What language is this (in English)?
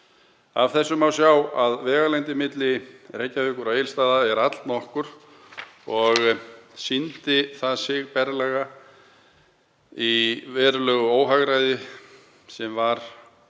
Icelandic